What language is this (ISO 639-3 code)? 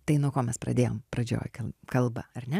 lit